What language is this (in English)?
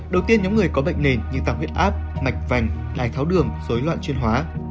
Vietnamese